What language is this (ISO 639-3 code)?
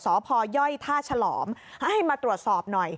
tha